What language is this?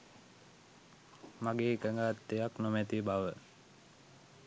Sinhala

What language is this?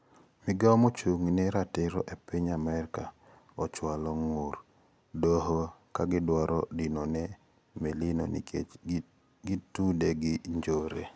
Luo (Kenya and Tanzania)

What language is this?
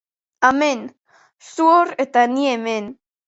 Basque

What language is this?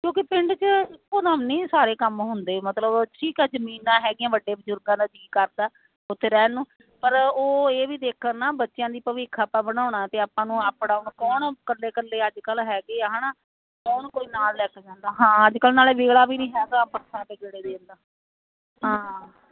Punjabi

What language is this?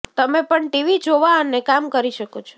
Gujarati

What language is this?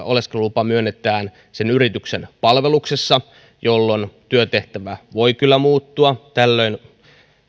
Finnish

